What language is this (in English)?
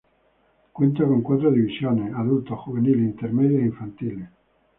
Spanish